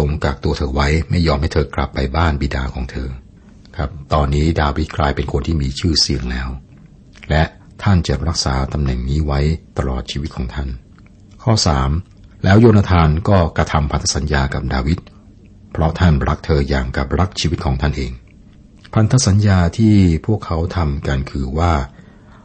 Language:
Thai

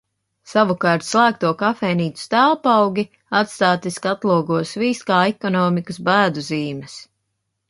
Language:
Latvian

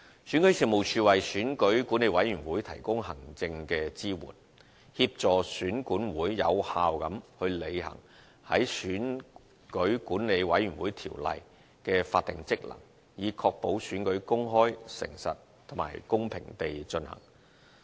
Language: Cantonese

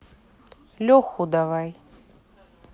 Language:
Russian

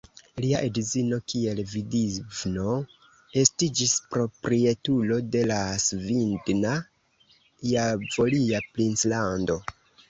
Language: Esperanto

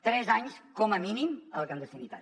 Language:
Catalan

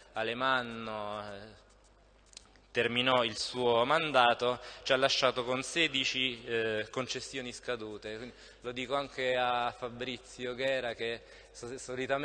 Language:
Italian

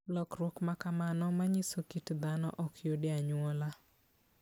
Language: Luo (Kenya and Tanzania)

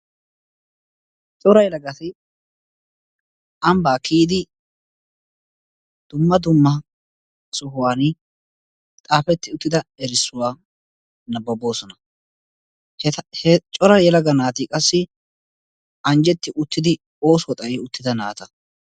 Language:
Wolaytta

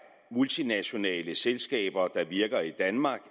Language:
Danish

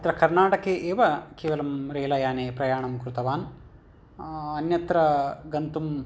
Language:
Sanskrit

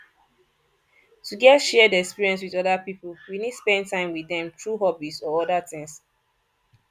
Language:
Nigerian Pidgin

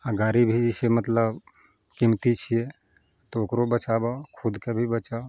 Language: Maithili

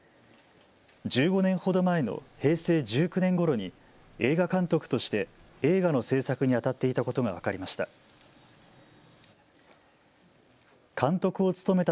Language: Japanese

